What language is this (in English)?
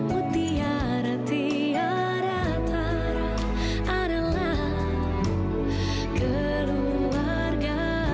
Indonesian